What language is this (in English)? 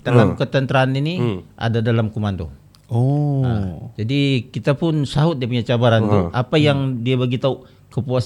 Malay